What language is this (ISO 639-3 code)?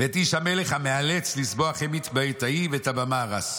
heb